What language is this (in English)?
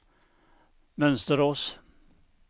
Swedish